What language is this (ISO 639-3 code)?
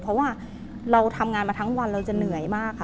tha